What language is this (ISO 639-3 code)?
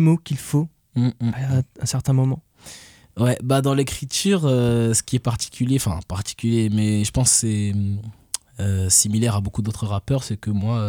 fra